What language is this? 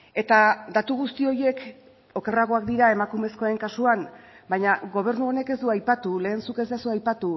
Basque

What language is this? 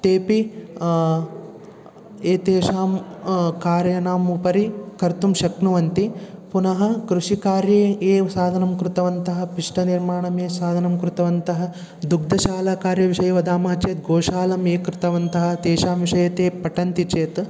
Sanskrit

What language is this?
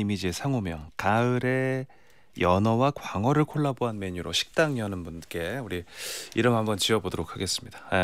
Korean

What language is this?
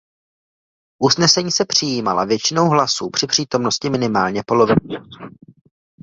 Czech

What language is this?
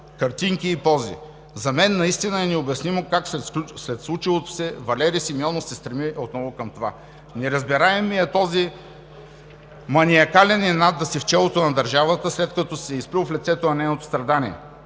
Bulgarian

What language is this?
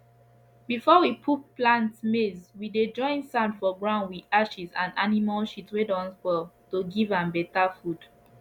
Nigerian Pidgin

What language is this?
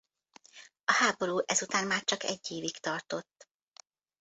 Hungarian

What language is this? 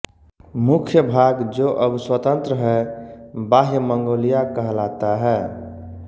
Hindi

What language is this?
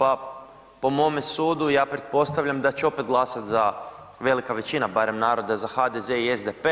Croatian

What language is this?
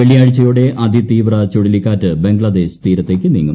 Malayalam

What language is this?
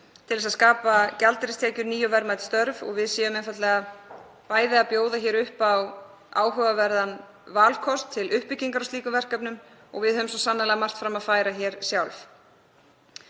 Icelandic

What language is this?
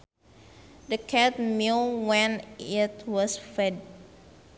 Sundanese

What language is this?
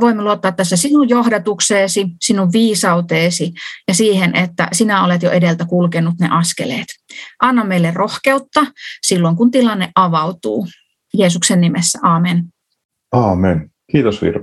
Finnish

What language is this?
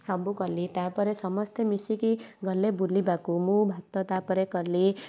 Odia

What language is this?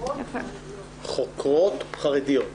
Hebrew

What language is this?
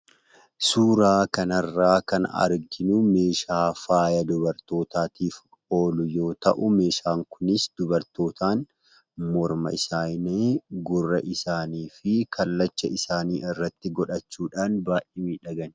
Oromo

